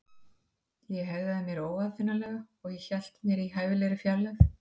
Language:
Icelandic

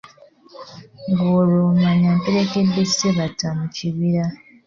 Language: Ganda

